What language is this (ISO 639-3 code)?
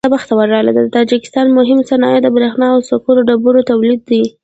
pus